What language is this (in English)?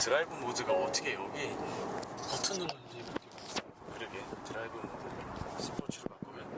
Korean